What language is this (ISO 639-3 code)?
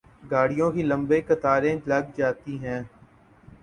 urd